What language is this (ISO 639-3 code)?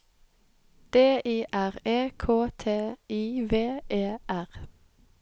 nor